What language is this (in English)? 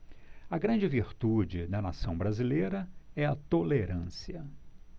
Portuguese